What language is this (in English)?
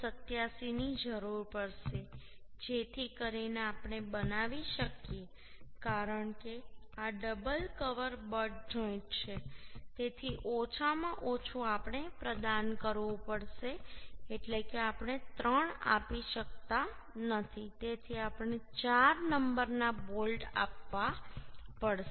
Gujarati